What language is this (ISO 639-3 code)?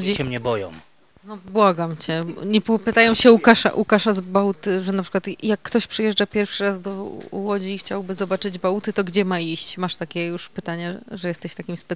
pol